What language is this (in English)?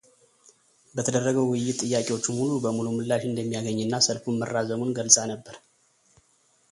Amharic